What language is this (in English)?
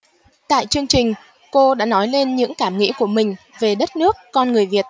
Vietnamese